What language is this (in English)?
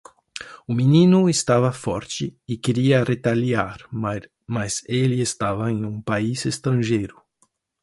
Portuguese